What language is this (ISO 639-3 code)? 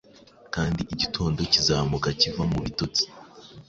kin